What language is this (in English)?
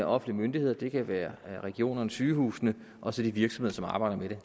Danish